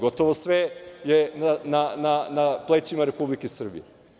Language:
Serbian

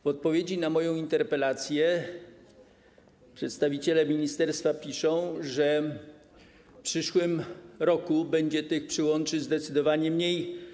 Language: Polish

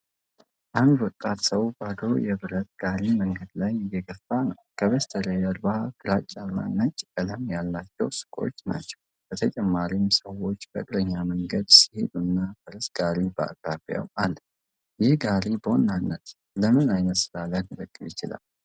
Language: Amharic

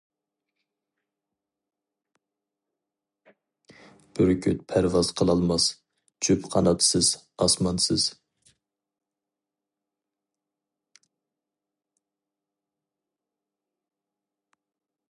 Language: Uyghur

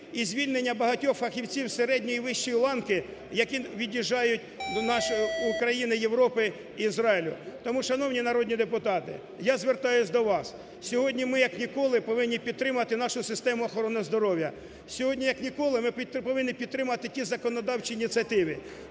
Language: Ukrainian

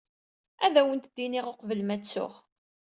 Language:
Kabyle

